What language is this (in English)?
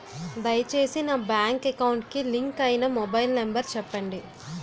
Telugu